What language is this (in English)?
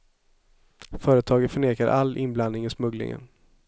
Swedish